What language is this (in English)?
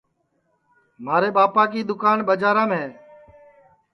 Sansi